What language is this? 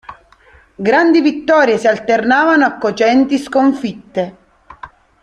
Italian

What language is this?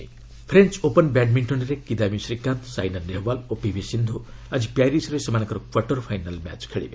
Odia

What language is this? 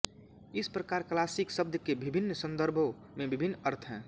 Hindi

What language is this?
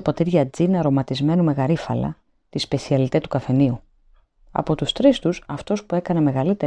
Greek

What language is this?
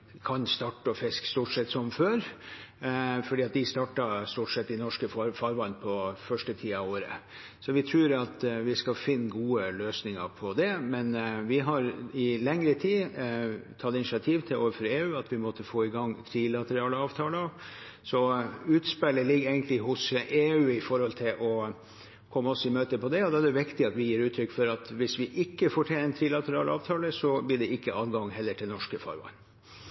Norwegian Bokmål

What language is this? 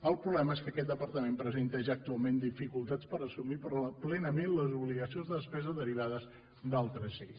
Catalan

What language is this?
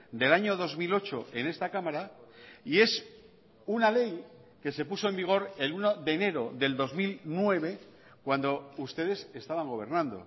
Spanish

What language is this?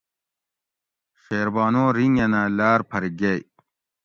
Gawri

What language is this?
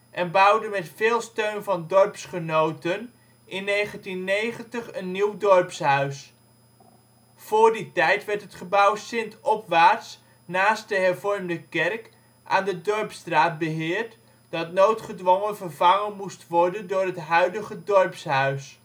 Dutch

